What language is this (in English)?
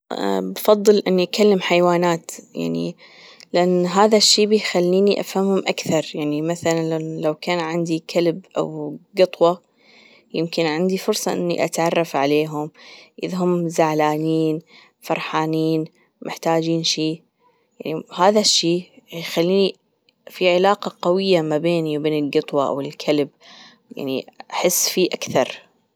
Gulf Arabic